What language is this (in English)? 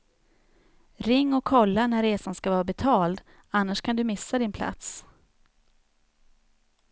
Swedish